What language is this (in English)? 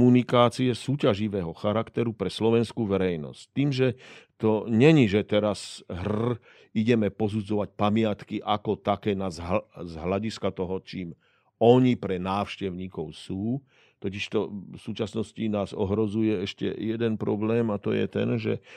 Slovak